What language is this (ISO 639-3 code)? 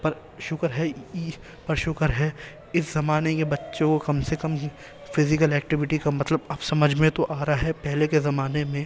urd